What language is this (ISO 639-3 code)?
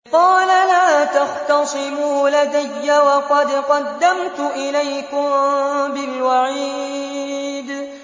ara